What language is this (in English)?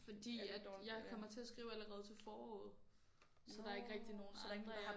Danish